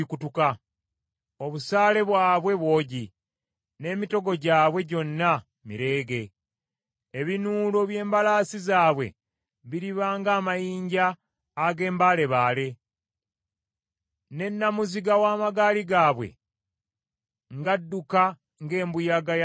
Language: Ganda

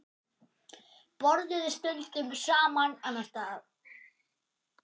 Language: Icelandic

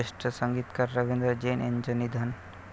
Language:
Marathi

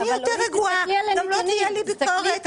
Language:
Hebrew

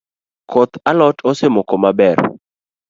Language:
Luo (Kenya and Tanzania)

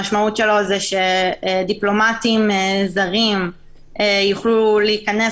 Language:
Hebrew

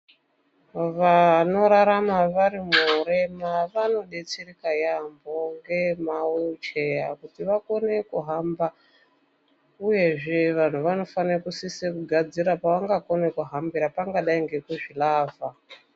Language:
Ndau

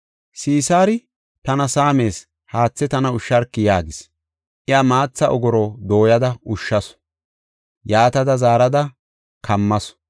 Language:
Gofa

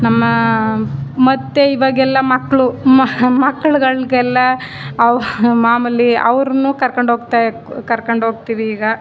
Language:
Kannada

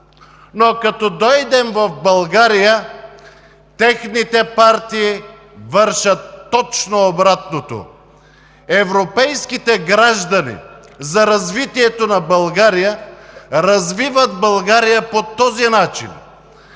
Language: Bulgarian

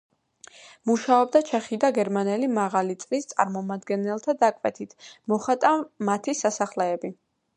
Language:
Georgian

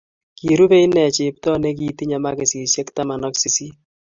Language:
Kalenjin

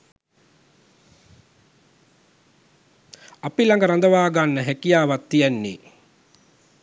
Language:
Sinhala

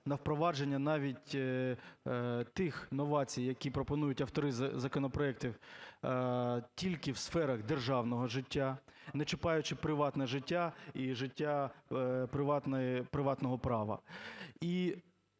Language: Ukrainian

